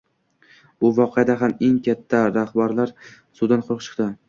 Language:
Uzbek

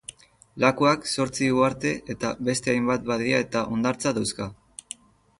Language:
Basque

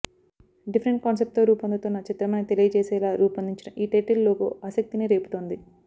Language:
Telugu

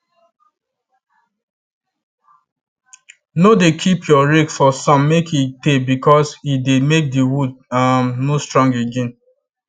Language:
Nigerian Pidgin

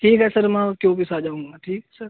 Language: Urdu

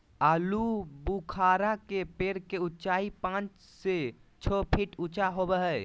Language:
Magahi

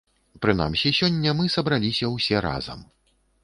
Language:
Belarusian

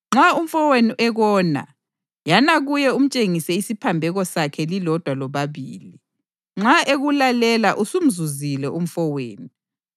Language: North Ndebele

